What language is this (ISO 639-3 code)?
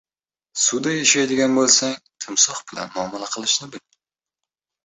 uzb